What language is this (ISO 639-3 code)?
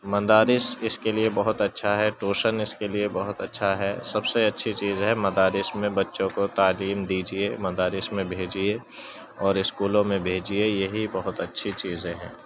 urd